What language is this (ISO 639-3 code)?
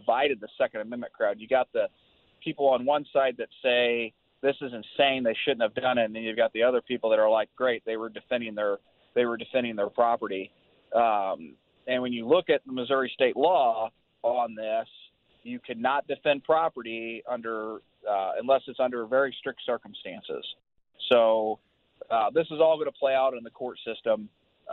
eng